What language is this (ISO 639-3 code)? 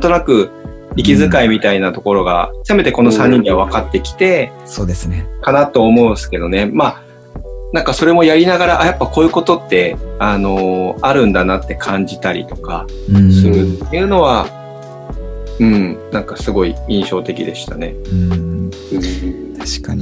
jpn